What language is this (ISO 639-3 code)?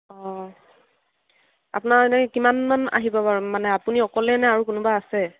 asm